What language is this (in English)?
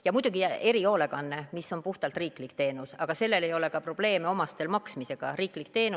Estonian